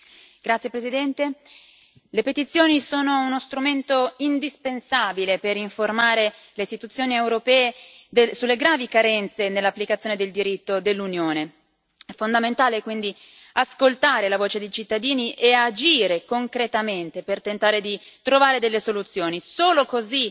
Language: Italian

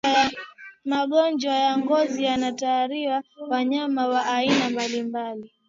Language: Swahili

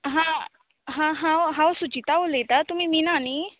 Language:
Konkani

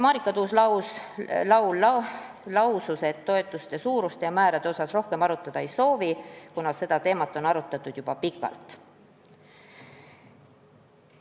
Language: Estonian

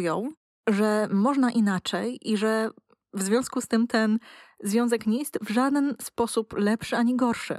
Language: Polish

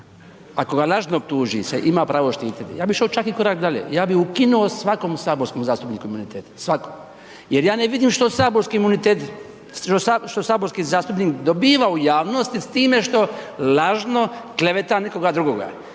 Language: Croatian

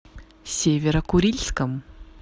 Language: Russian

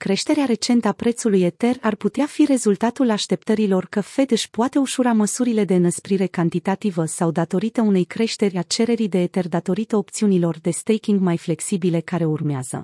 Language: Romanian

